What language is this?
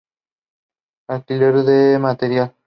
Spanish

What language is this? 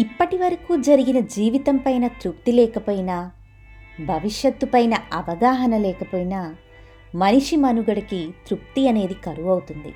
Telugu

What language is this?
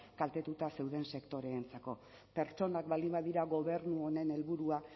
Basque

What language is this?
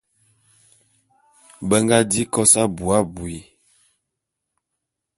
Bulu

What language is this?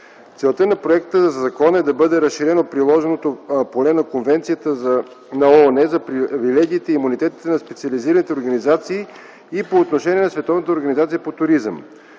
Bulgarian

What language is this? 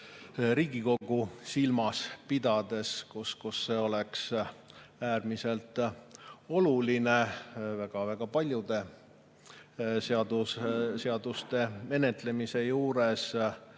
Estonian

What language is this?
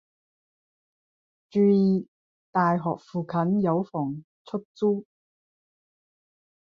Cantonese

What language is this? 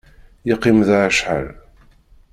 Kabyle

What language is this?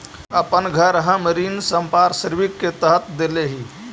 Magahi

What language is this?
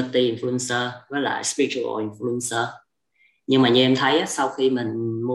Vietnamese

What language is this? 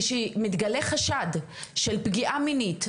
Hebrew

